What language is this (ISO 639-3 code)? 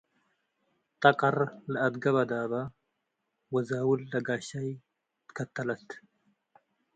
tig